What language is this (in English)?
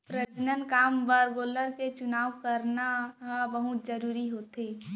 Chhattisgarhi